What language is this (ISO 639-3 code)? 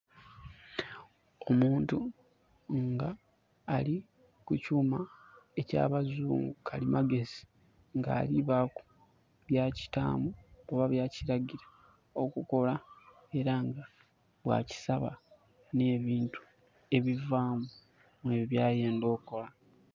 xog